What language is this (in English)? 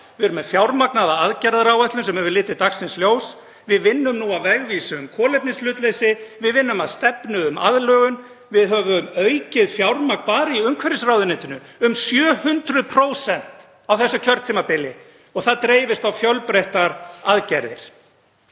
Icelandic